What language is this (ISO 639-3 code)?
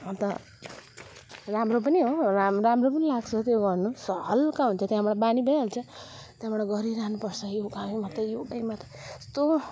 nep